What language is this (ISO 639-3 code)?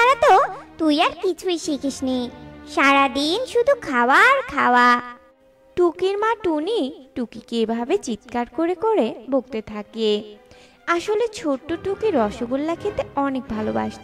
ben